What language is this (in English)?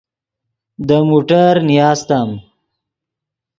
Yidgha